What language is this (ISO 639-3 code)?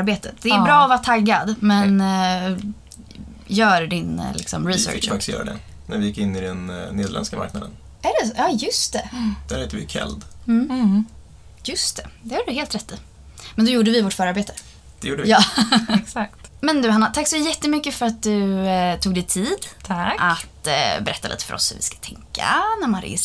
swe